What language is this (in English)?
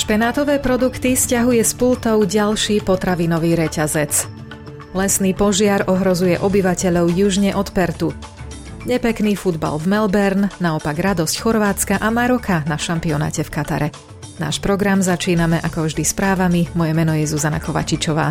Slovak